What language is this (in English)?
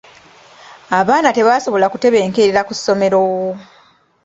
Ganda